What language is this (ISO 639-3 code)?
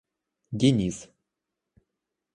rus